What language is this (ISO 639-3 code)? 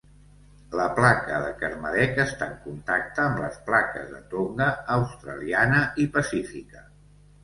cat